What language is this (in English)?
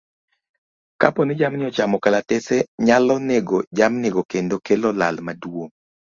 Luo (Kenya and Tanzania)